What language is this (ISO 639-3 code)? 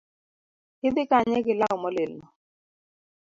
luo